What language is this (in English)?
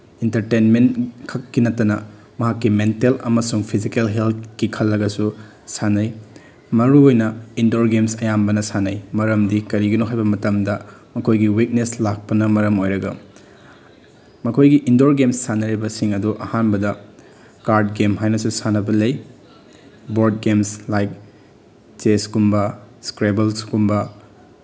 Manipuri